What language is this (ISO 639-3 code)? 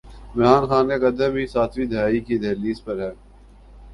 urd